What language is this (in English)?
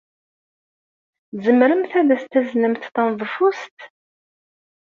Kabyle